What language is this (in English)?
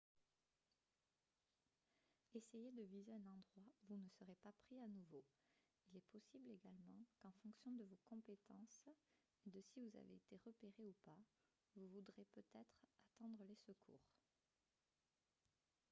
French